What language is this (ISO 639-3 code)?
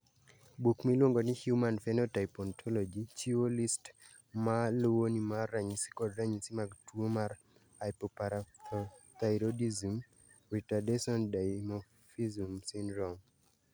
luo